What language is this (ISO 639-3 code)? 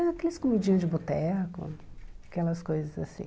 por